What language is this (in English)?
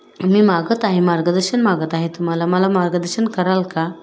Marathi